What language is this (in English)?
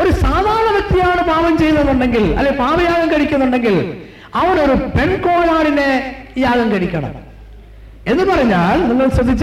Malayalam